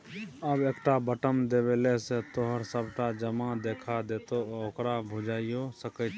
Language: Maithili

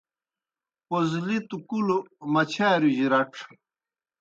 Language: Kohistani Shina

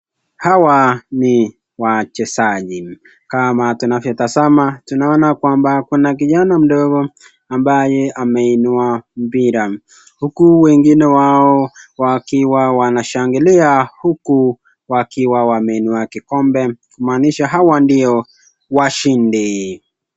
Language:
Swahili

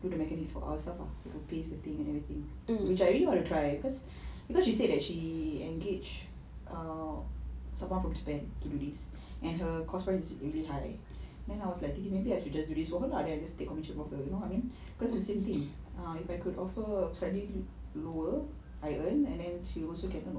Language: English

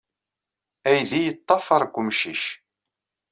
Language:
Kabyle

